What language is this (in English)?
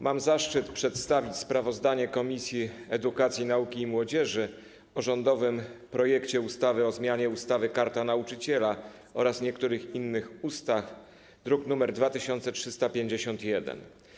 Polish